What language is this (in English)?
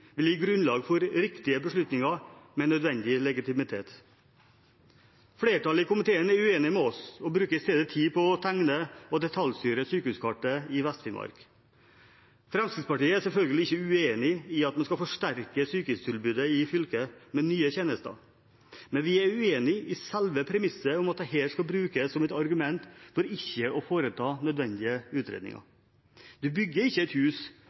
Norwegian Bokmål